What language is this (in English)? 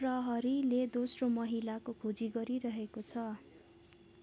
Nepali